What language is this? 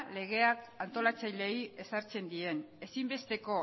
Basque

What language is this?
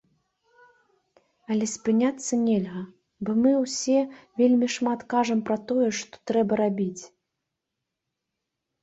Belarusian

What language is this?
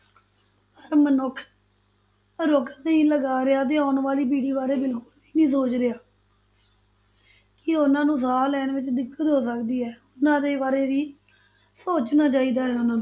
Punjabi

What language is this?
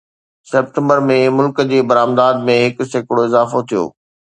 Sindhi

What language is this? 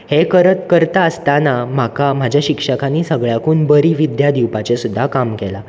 Konkani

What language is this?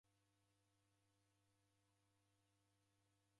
Taita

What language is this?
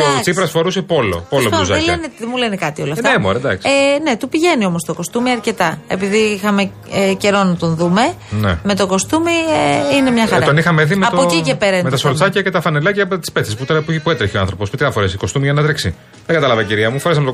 Greek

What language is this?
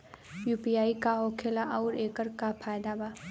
Bhojpuri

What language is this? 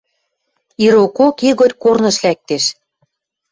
Western Mari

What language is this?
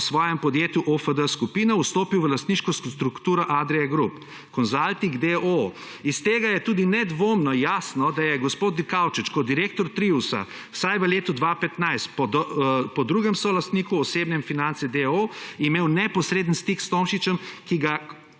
Slovenian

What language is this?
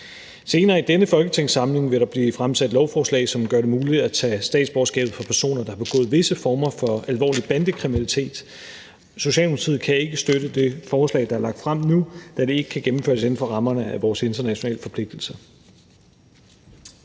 Danish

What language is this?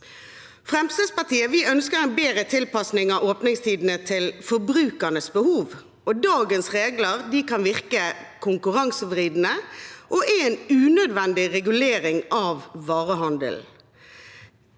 Norwegian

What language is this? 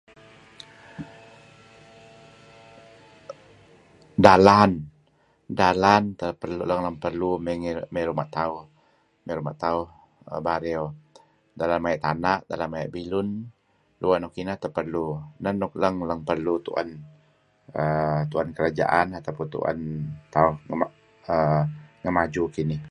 Kelabit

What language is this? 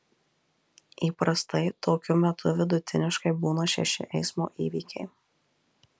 Lithuanian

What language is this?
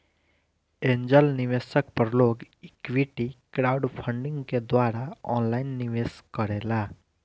Bhojpuri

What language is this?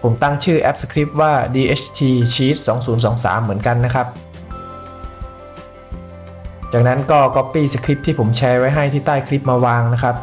Thai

